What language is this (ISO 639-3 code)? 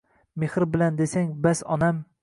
uzb